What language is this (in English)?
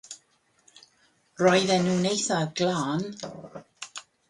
Welsh